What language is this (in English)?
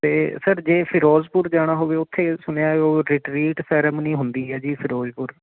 Punjabi